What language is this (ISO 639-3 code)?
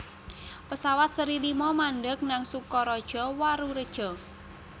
jav